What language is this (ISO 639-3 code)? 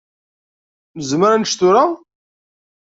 kab